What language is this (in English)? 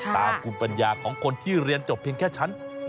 Thai